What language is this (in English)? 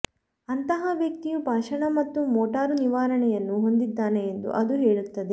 Kannada